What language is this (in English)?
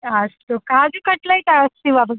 Sanskrit